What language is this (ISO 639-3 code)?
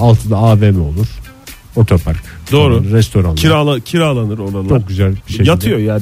tur